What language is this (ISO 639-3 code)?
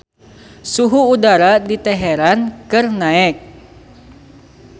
sun